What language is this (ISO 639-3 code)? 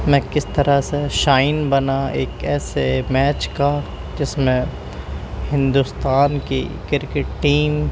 urd